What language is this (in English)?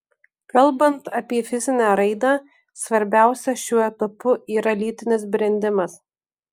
Lithuanian